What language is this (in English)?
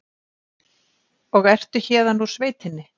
Icelandic